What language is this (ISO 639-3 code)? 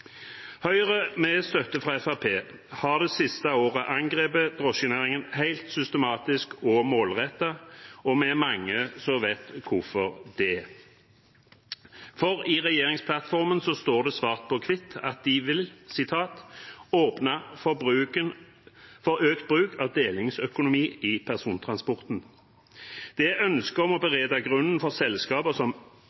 nob